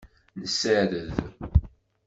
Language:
Kabyle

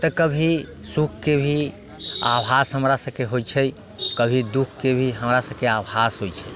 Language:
Maithili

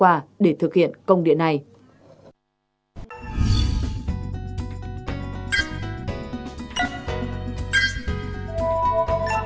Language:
Vietnamese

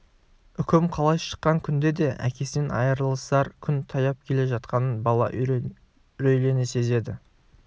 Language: Kazakh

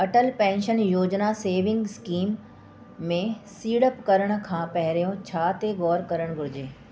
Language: Sindhi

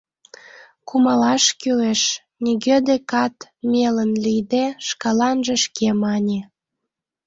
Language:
Mari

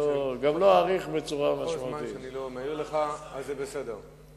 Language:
Hebrew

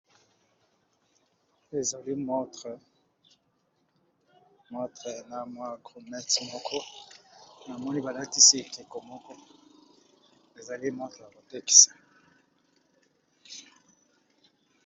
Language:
Lingala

